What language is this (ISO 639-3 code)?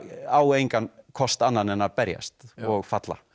isl